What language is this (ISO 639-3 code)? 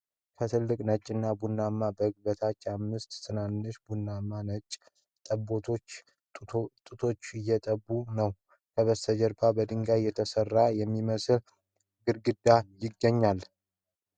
amh